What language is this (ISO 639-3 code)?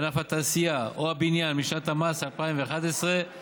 heb